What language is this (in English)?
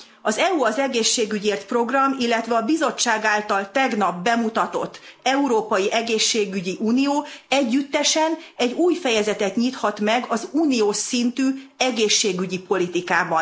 Hungarian